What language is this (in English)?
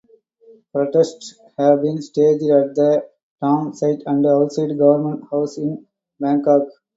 English